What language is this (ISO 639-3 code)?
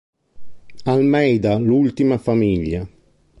ita